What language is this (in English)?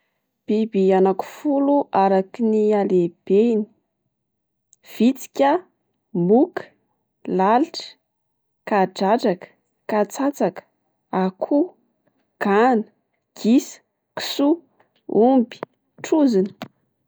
Malagasy